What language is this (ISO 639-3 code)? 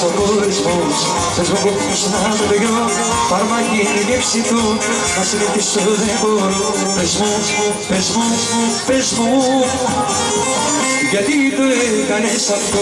ell